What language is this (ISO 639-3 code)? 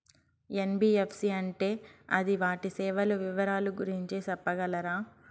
tel